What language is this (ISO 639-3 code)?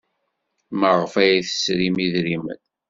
kab